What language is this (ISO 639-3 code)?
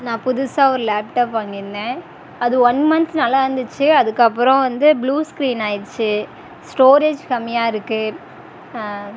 tam